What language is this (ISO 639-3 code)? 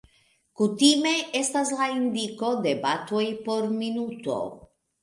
epo